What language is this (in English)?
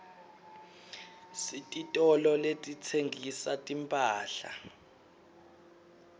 Swati